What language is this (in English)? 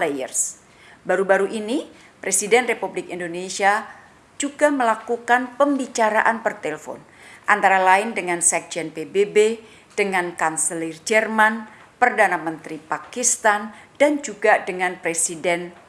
Indonesian